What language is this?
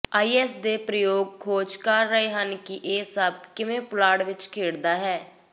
Punjabi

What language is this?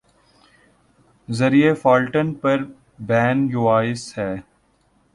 Urdu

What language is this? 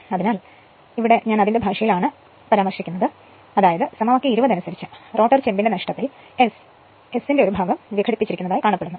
Malayalam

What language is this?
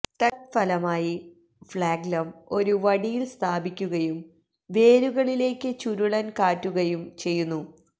Malayalam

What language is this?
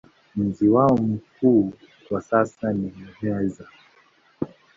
Swahili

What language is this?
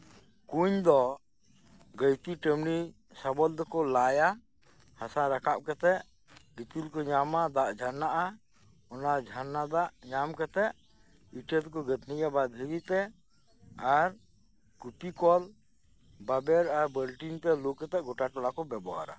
Santali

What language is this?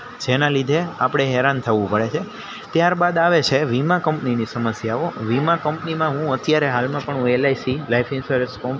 Gujarati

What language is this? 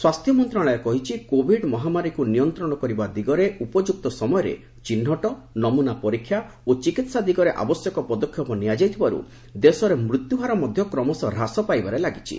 Odia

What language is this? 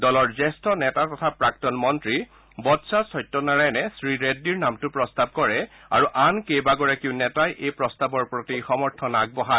Assamese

